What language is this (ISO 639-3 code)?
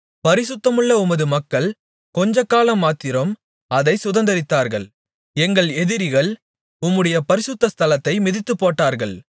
tam